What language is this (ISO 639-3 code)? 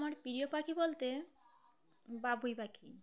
ben